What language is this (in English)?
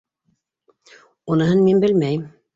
Bashkir